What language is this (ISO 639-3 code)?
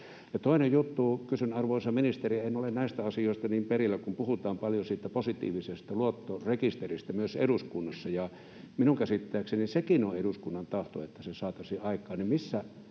fin